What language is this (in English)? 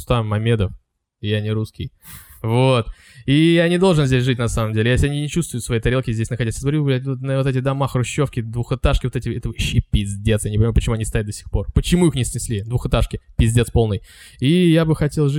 Russian